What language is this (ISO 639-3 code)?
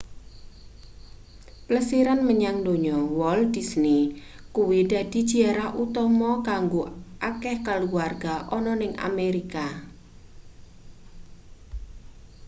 jav